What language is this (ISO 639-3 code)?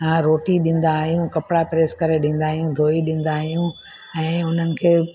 snd